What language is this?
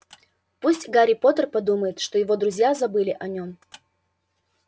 Russian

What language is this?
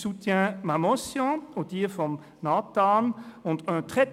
Swiss German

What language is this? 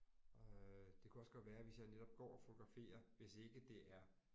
Danish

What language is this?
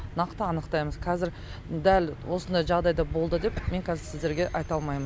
Kazakh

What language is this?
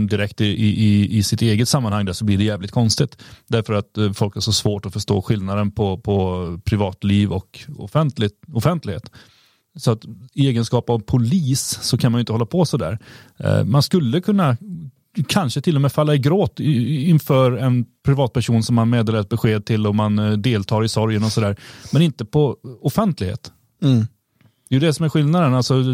Swedish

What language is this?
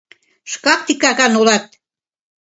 Mari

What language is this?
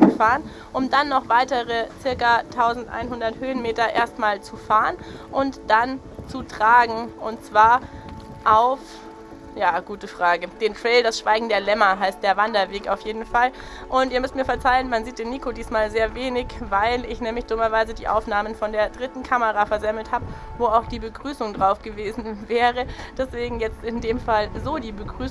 German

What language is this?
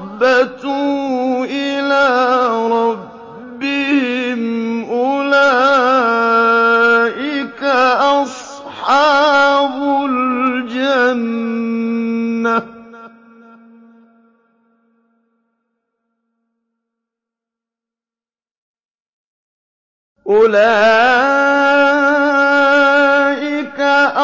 Arabic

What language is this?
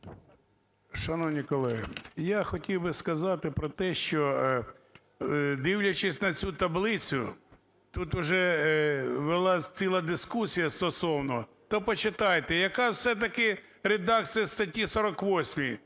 Ukrainian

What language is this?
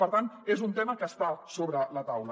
Catalan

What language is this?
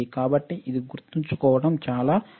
Telugu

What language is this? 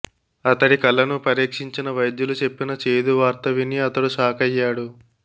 Telugu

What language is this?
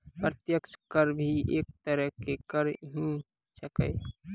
Maithili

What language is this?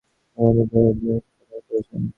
Bangla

